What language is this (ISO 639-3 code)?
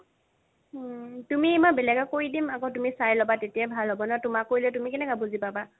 asm